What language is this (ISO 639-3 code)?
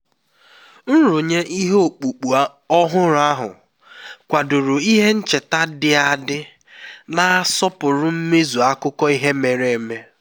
ibo